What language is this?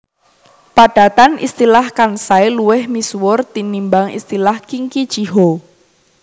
Javanese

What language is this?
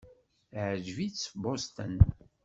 Kabyle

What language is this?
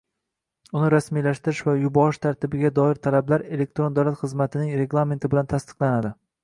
Uzbek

